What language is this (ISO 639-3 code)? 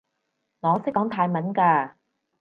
yue